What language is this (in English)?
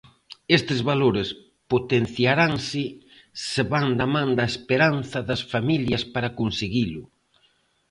Galician